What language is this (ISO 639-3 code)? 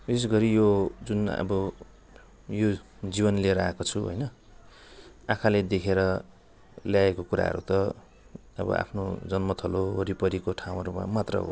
nep